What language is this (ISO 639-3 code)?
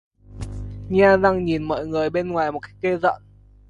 vie